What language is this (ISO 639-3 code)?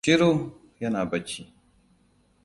hau